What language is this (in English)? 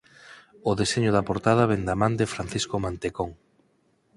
Galician